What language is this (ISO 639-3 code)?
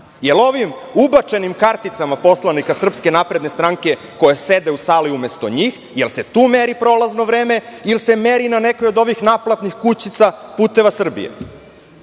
srp